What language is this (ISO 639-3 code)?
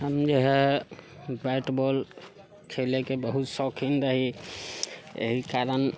mai